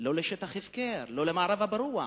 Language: Hebrew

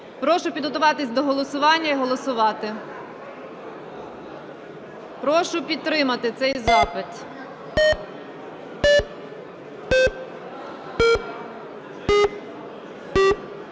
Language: Ukrainian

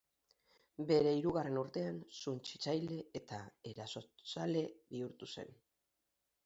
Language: Basque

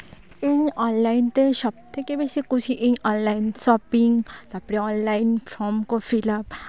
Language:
Santali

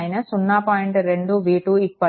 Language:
Telugu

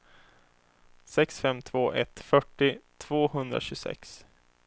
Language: Swedish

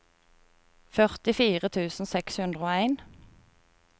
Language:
Norwegian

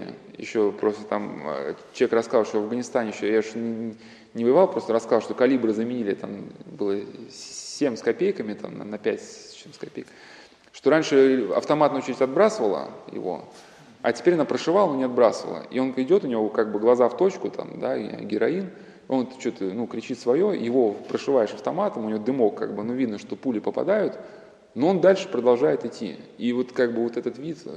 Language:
Russian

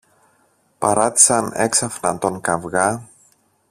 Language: Greek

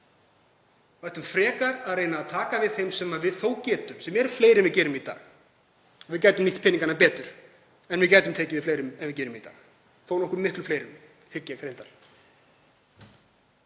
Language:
Icelandic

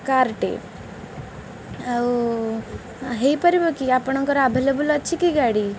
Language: Odia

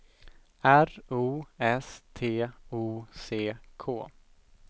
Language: Swedish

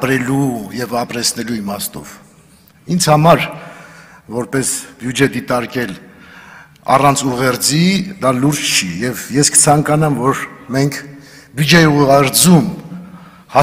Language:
Turkish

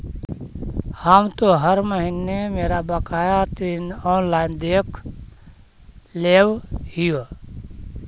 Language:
Magahi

